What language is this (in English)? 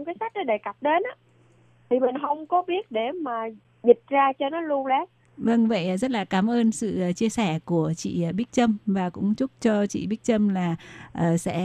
Vietnamese